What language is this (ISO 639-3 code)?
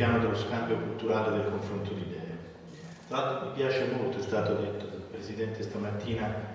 ita